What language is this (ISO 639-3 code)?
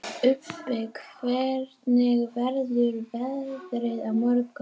isl